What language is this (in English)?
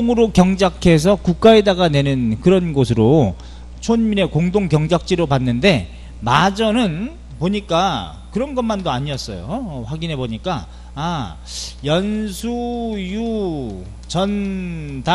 Korean